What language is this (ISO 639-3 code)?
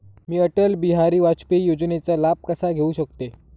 mar